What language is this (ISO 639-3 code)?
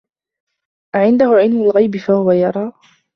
ara